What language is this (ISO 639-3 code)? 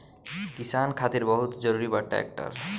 bho